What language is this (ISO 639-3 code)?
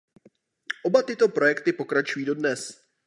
ces